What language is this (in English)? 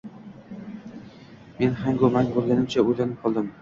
Uzbek